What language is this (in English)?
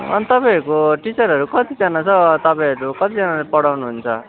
Nepali